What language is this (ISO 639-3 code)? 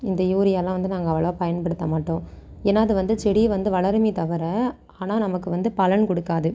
tam